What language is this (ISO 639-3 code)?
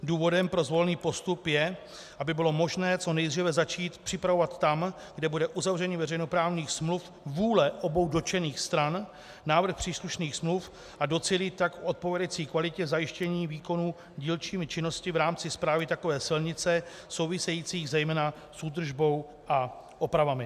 ces